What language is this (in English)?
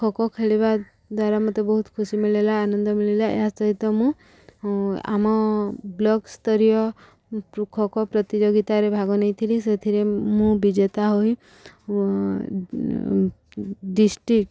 Odia